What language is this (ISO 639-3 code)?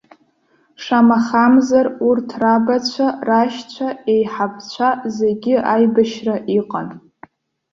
abk